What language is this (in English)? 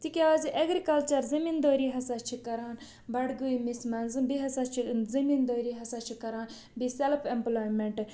Kashmiri